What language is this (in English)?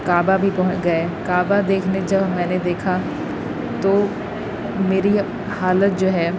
Urdu